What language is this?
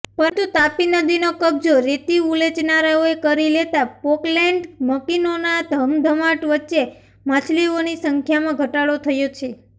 Gujarati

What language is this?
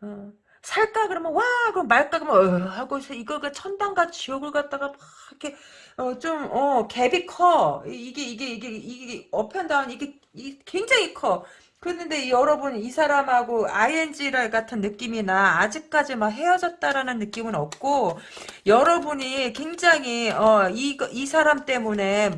Korean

